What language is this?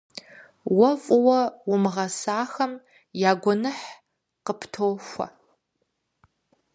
Kabardian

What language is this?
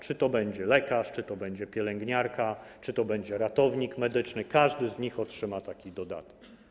Polish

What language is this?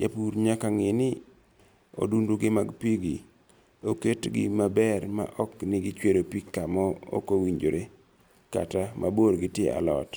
Luo (Kenya and Tanzania)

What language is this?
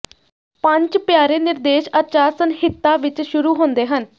Punjabi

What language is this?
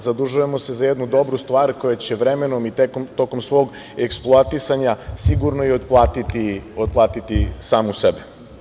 Serbian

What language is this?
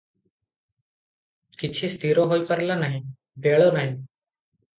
Odia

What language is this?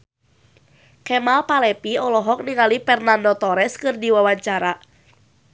Sundanese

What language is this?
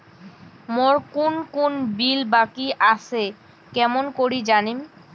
Bangla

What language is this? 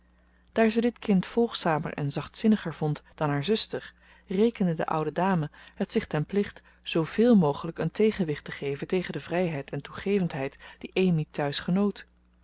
Dutch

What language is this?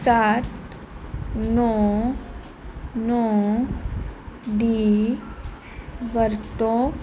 Punjabi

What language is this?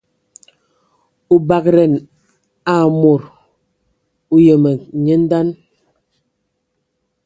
Ewondo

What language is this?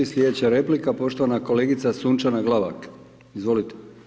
Croatian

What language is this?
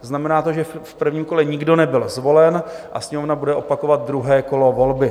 Czech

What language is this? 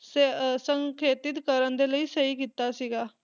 Punjabi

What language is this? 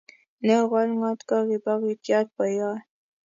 Kalenjin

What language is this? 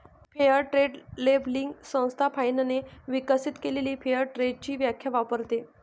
Marathi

